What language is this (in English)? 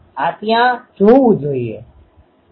Gujarati